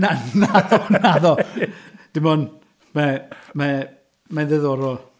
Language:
Welsh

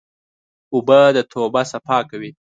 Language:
Pashto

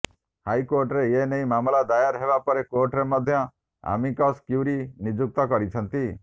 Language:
Odia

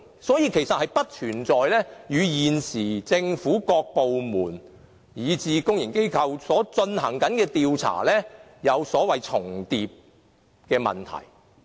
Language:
Cantonese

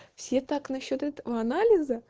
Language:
Russian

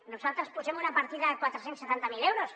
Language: Catalan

